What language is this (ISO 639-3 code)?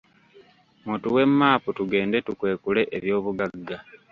lug